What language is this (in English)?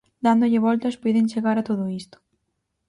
Galician